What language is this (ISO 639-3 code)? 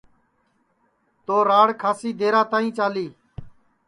ssi